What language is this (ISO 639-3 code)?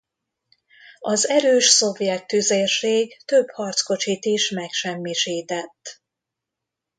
hun